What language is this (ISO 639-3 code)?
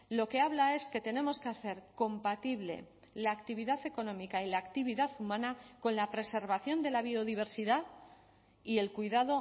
spa